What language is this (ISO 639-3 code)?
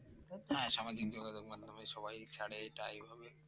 ben